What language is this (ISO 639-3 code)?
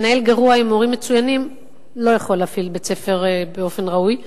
heb